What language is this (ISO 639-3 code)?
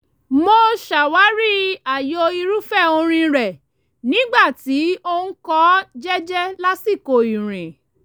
yor